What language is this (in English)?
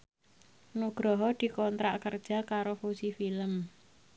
Javanese